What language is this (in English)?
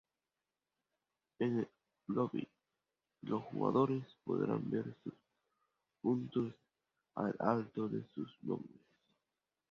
Spanish